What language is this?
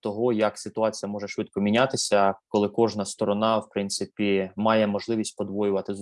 Ukrainian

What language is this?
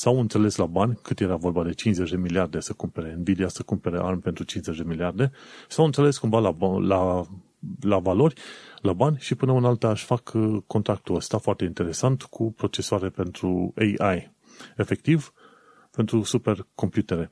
Romanian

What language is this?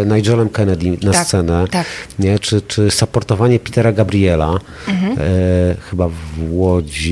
Polish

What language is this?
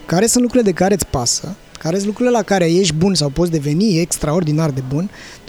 Romanian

